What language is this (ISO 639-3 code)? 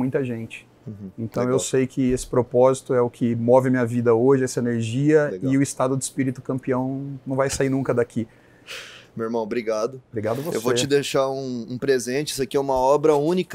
por